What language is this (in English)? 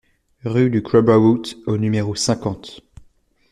French